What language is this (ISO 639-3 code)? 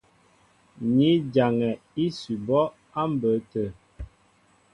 mbo